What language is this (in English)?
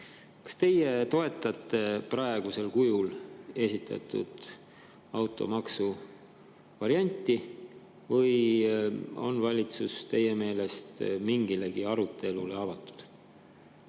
Estonian